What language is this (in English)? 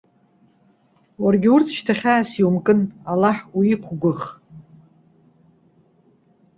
Abkhazian